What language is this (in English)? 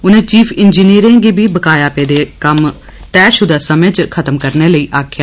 Dogri